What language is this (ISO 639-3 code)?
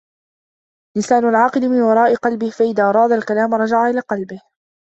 ara